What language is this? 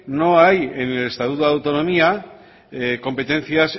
Spanish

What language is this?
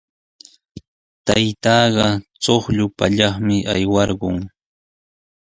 Sihuas Ancash Quechua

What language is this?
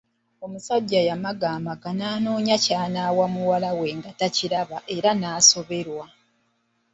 Ganda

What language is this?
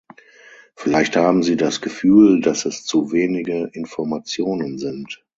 German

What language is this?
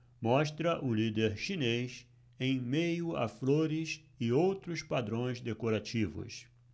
Portuguese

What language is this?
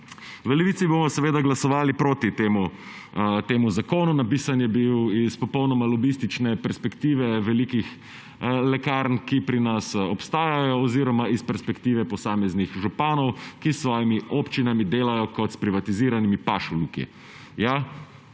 Slovenian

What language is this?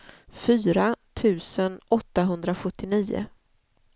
Swedish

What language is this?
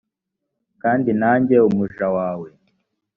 Kinyarwanda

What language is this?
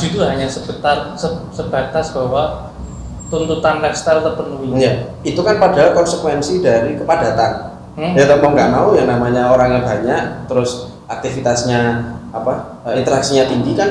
Indonesian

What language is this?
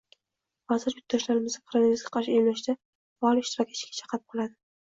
Uzbek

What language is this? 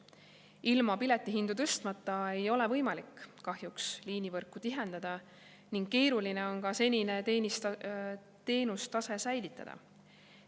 Estonian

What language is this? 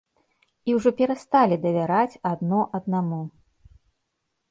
Belarusian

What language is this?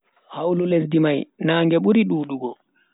Bagirmi Fulfulde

